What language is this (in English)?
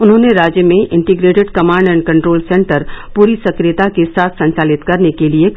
Hindi